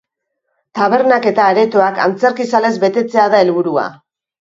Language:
Basque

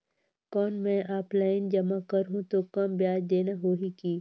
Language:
Chhattisgarhi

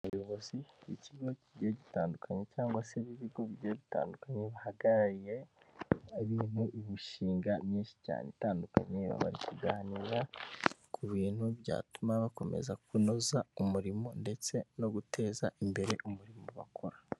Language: Kinyarwanda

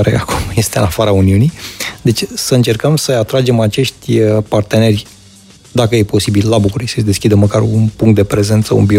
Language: Romanian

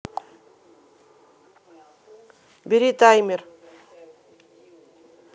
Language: Russian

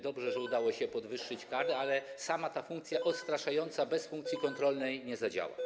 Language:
Polish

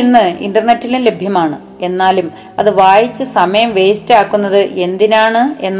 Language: Malayalam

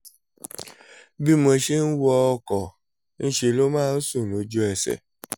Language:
Yoruba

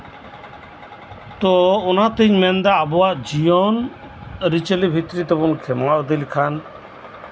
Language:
Santali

